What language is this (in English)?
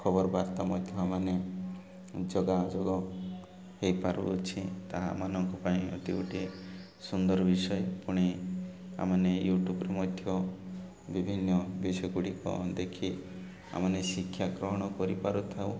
Odia